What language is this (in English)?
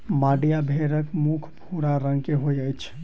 Maithili